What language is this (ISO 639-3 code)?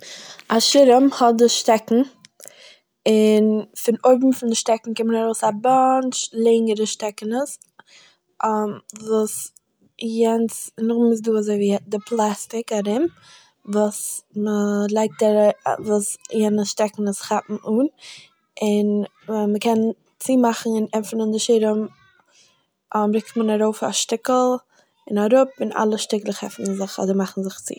yid